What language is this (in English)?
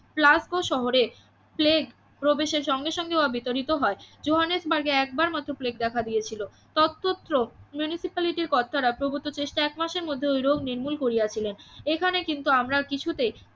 Bangla